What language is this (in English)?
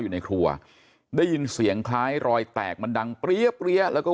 Thai